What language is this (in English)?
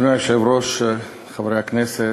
Hebrew